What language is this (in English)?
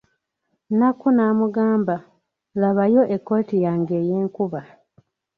Ganda